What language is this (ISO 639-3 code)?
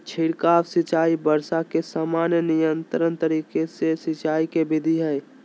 mag